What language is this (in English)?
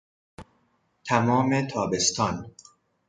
Persian